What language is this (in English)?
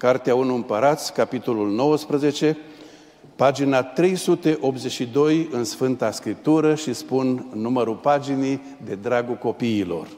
Romanian